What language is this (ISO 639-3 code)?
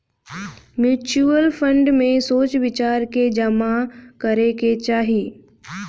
bho